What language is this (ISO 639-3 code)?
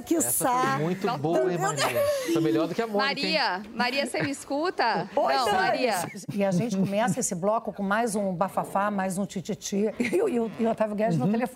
por